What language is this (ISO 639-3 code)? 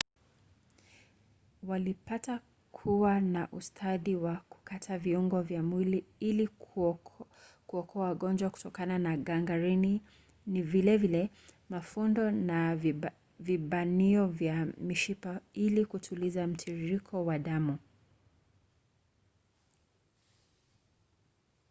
swa